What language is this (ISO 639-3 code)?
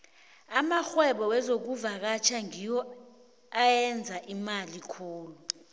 nbl